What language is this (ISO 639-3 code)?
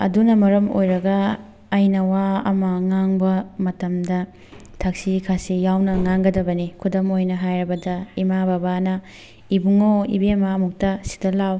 mni